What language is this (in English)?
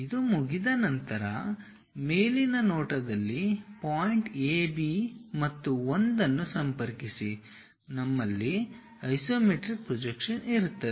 Kannada